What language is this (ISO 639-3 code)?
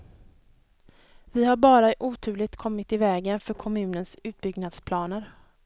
swe